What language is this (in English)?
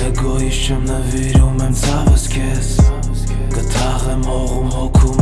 Armenian